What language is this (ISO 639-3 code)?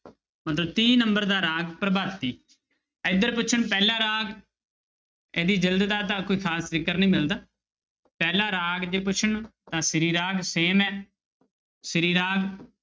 pan